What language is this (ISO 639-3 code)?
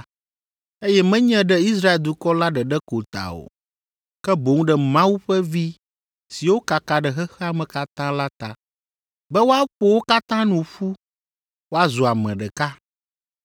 ewe